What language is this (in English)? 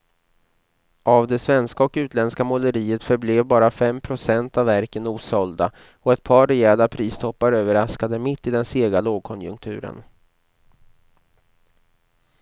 Swedish